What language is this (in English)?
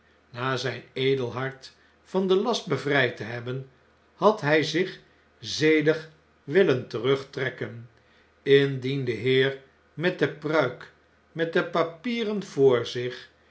Dutch